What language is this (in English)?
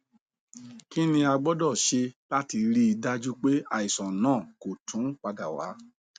Yoruba